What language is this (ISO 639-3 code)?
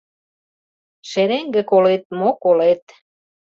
chm